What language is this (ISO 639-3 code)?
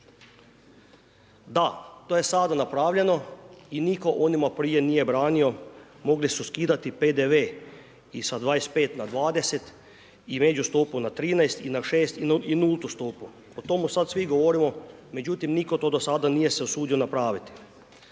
hrv